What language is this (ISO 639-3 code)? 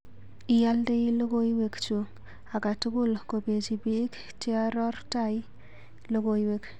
kln